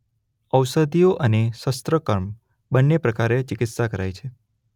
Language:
Gujarati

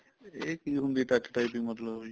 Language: Punjabi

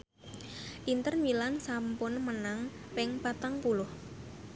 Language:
Javanese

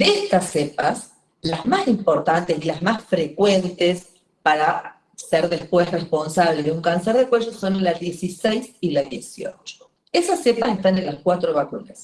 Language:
Spanish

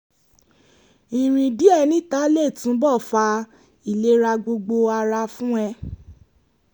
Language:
Yoruba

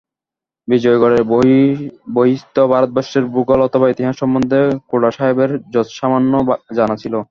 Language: Bangla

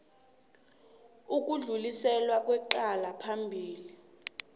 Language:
South Ndebele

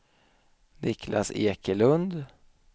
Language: Swedish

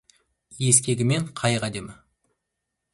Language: Kazakh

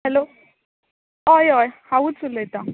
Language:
Konkani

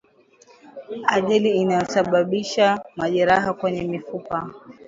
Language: Swahili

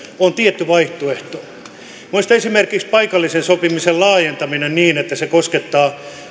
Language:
Finnish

